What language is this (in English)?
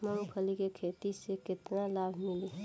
Bhojpuri